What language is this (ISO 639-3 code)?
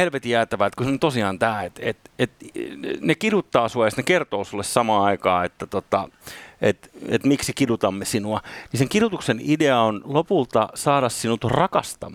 fin